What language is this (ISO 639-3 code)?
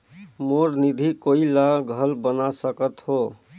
hne